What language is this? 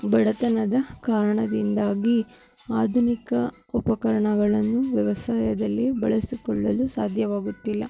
Kannada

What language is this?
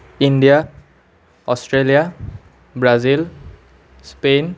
Assamese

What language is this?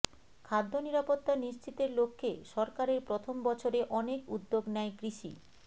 Bangla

